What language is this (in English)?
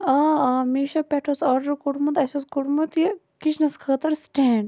Kashmiri